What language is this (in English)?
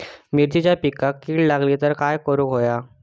Marathi